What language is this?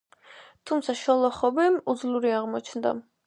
Georgian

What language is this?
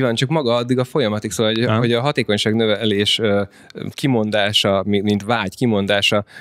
Hungarian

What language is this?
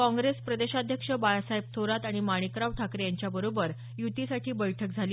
Marathi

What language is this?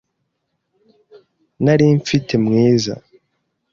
Kinyarwanda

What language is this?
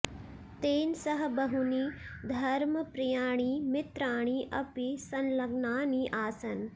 Sanskrit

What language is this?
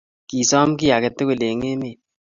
Kalenjin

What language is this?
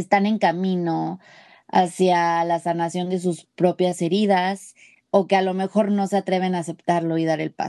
Spanish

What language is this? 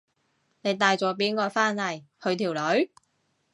Cantonese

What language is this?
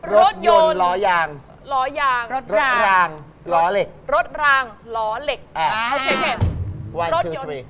Thai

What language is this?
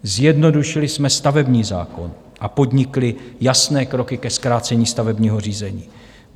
Czech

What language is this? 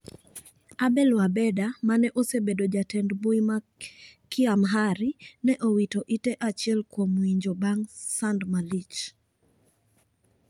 Luo (Kenya and Tanzania)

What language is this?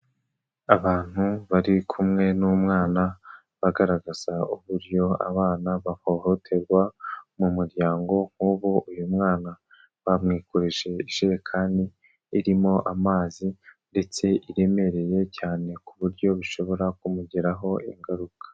Kinyarwanda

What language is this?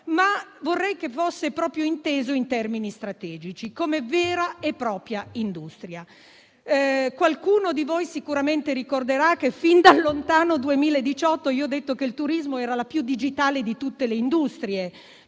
Italian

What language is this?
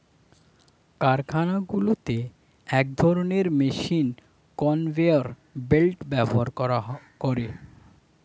Bangla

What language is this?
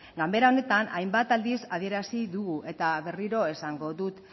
Basque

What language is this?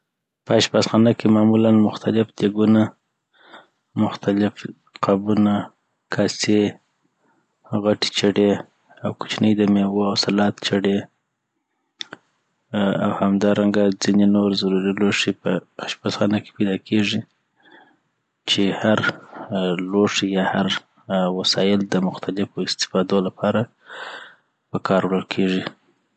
Southern Pashto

